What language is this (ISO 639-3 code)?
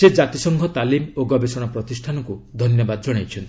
ori